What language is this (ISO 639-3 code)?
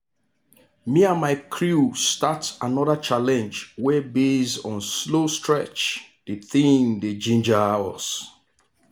pcm